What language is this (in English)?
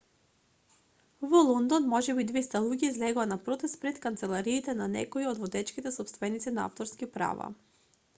Macedonian